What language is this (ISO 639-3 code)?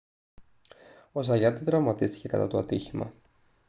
ell